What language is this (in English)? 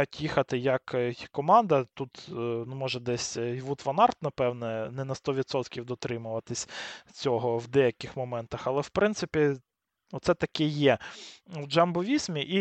Ukrainian